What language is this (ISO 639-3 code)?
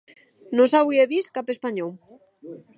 oci